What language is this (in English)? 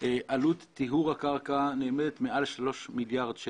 Hebrew